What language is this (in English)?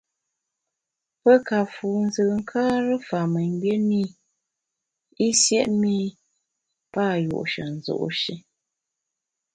Bamun